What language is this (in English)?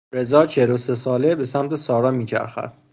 Persian